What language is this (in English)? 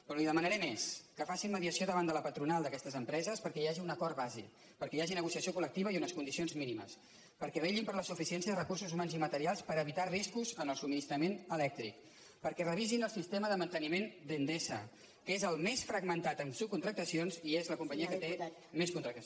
Catalan